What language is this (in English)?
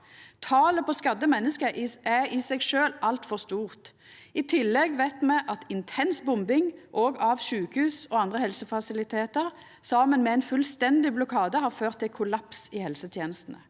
Norwegian